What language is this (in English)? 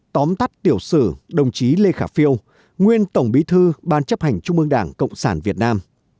Vietnamese